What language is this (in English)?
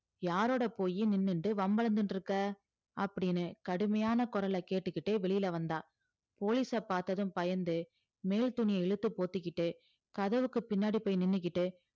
Tamil